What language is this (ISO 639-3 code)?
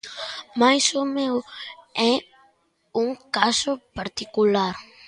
glg